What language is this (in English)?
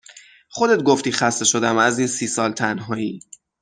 Persian